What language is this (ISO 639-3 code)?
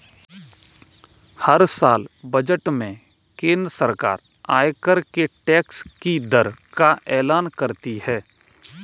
hin